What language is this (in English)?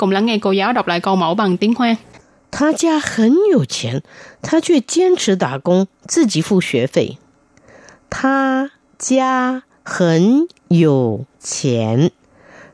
Vietnamese